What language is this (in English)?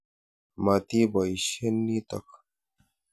Kalenjin